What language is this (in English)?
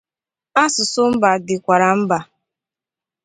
Igbo